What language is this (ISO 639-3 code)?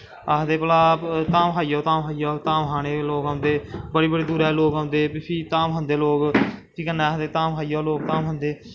doi